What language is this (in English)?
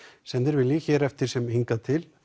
Icelandic